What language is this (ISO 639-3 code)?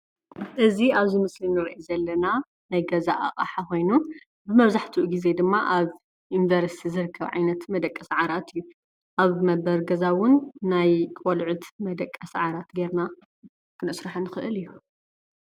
tir